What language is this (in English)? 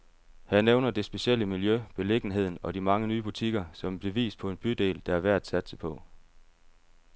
Danish